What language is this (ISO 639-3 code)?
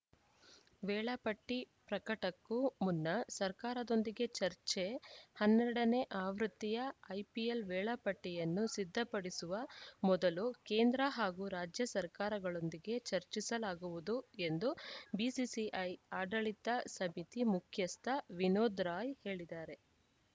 kan